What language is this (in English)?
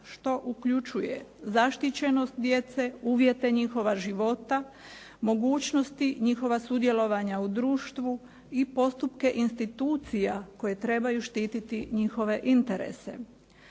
Croatian